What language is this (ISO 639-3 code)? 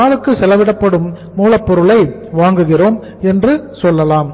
tam